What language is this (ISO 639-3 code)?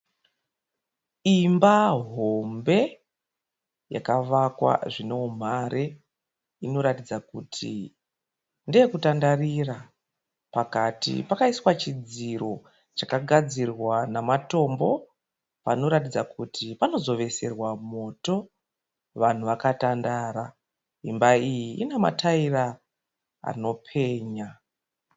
sna